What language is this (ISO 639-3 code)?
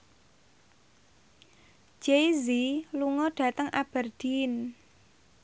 jav